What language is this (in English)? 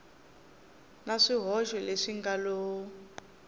Tsonga